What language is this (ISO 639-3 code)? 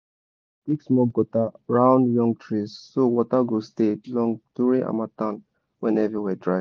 pcm